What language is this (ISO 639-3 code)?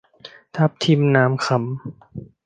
tha